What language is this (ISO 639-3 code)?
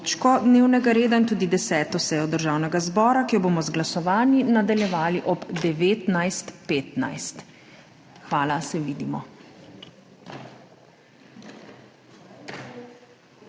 slv